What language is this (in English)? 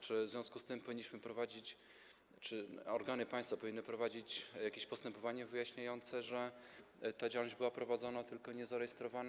Polish